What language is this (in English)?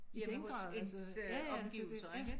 Danish